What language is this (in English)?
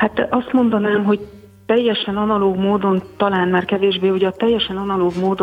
Hungarian